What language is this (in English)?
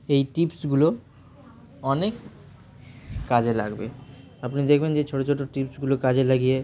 Bangla